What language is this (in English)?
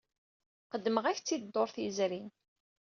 Kabyle